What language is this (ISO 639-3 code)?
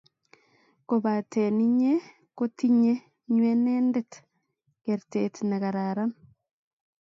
kln